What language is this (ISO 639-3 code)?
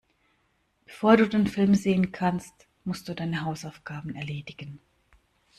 deu